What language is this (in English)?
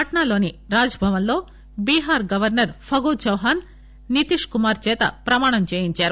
Telugu